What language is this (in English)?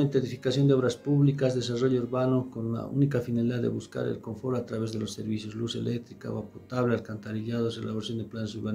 Spanish